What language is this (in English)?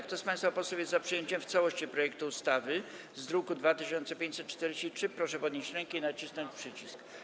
Polish